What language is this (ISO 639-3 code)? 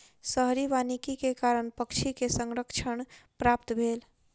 mai